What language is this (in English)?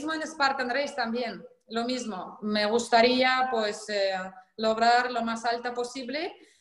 Spanish